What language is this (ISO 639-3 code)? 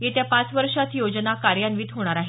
mar